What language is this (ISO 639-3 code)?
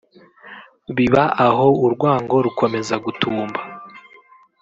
kin